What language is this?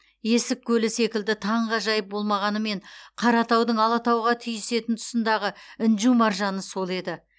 Kazakh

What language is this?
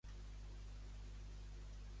Catalan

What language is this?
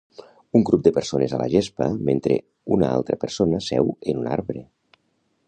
Catalan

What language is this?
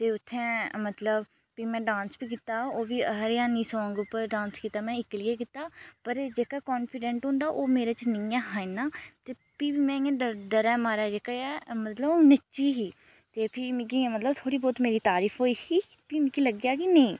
Dogri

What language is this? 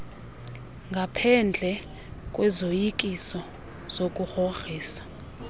Xhosa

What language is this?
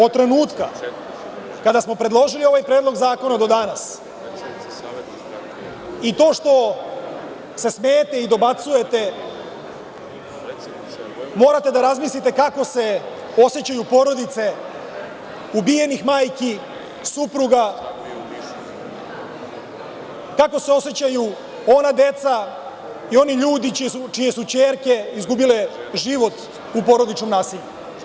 Serbian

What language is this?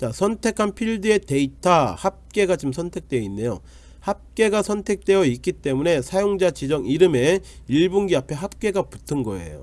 Korean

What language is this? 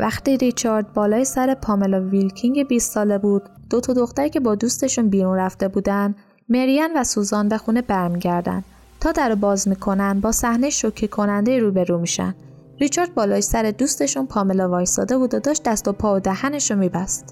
Persian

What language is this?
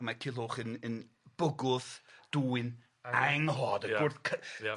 Welsh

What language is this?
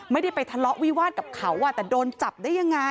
Thai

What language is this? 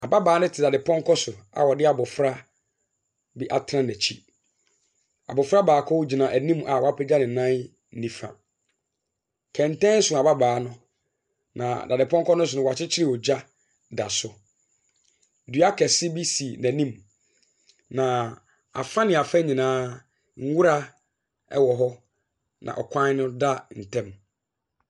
Akan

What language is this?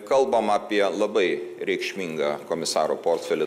Lithuanian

